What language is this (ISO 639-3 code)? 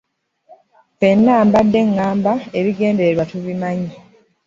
lug